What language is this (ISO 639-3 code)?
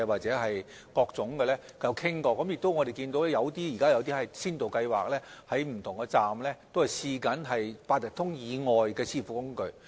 yue